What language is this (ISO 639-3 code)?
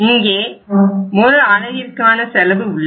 tam